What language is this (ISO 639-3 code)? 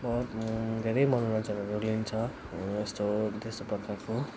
nep